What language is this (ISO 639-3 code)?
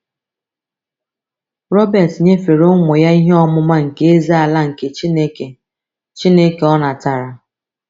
ibo